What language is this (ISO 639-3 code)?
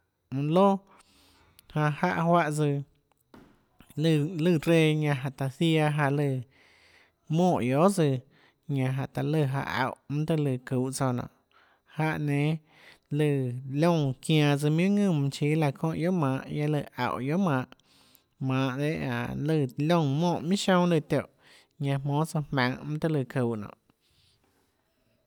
ctl